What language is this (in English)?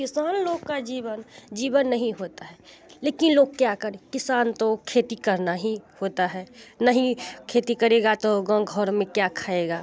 Hindi